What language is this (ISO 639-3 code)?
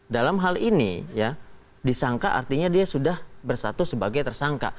ind